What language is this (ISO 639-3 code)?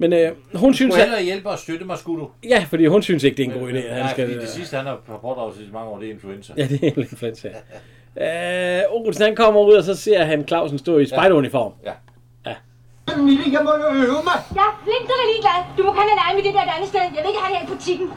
dan